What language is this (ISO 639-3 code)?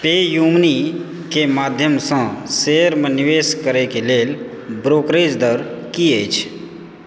mai